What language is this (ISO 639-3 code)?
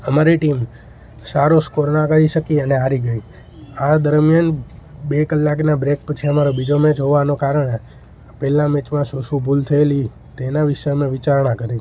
guj